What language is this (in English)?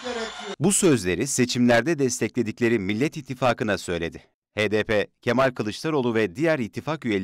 Turkish